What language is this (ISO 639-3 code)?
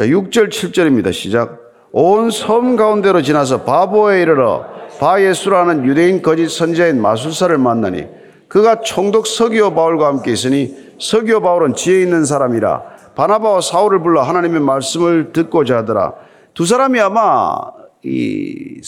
kor